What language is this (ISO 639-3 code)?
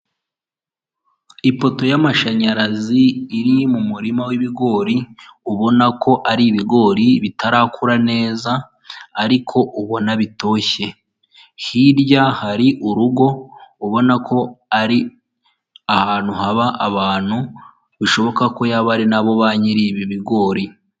kin